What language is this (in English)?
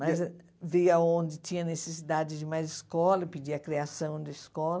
Portuguese